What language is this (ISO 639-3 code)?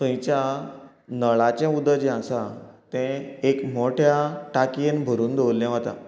kok